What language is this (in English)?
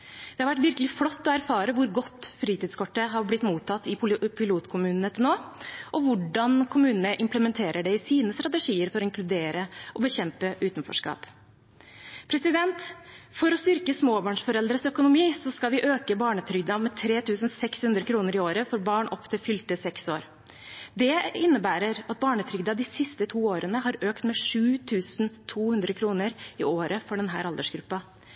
Norwegian Bokmål